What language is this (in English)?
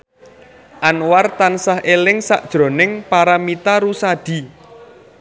Javanese